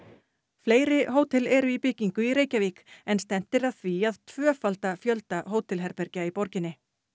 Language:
Icelandic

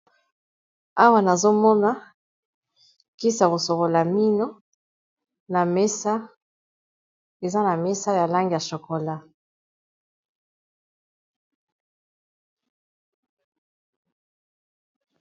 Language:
Lingala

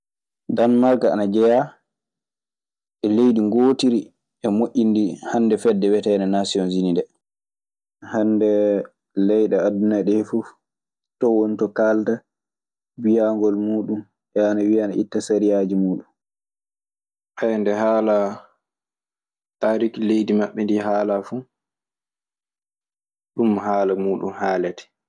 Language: Maasina Fulfulde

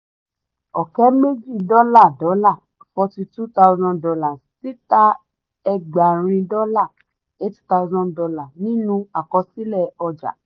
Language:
Yoruba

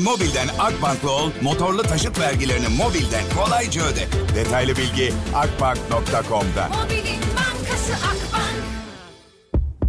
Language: Turkish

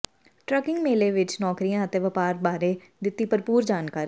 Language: Punjabi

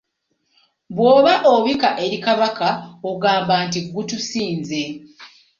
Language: Ganda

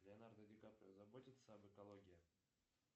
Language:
Russian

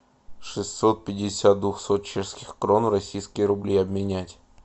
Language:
Russian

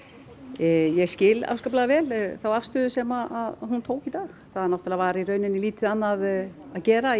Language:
Icelandic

